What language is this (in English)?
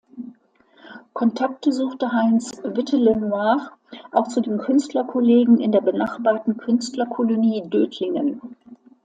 German